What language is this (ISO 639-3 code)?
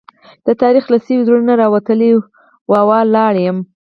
pus